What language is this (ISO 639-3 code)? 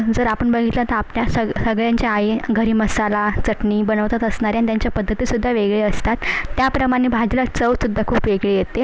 mar